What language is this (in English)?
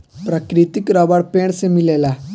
Bhojpuri